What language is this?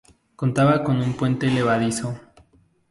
Spanish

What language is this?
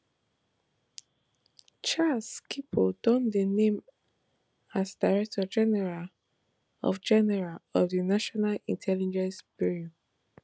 Nigerian Pidgin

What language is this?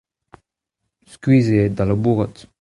Breton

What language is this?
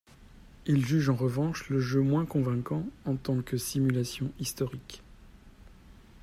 French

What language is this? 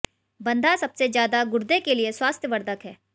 Hindi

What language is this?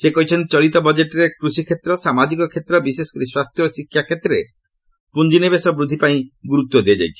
Odia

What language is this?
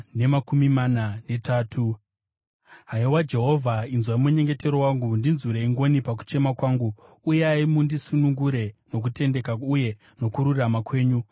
Shona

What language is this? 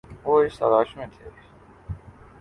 Urdu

